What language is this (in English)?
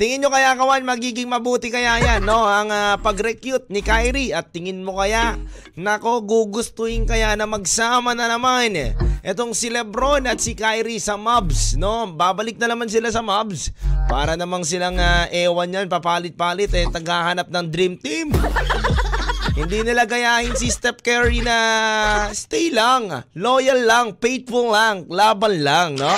Filipino